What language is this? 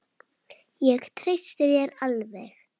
Icelandic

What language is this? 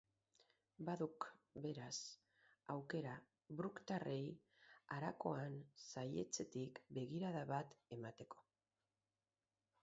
Basque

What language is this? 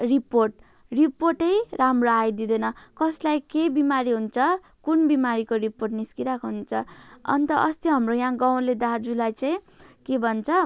Nepali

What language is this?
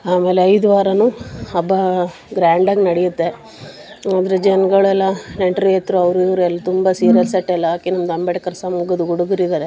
Kannada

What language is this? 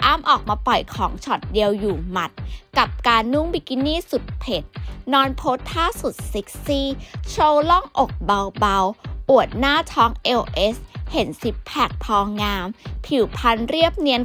Thai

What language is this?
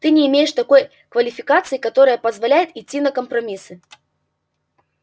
Russian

